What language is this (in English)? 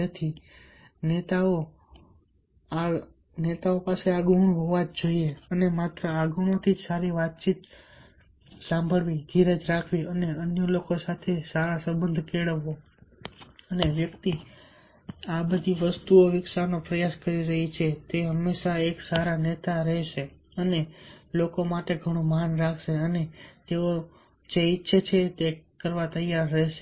Gujarati